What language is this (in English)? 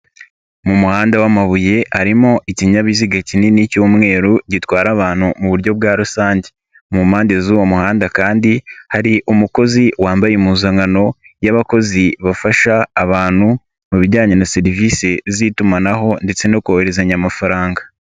Kinyarwanda